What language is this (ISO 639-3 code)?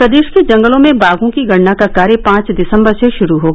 hin